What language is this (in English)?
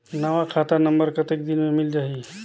Chhattisgarhi